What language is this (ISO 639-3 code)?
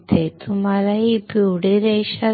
mar